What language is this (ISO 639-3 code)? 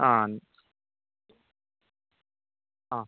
mal